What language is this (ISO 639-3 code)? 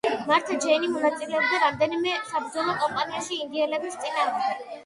kat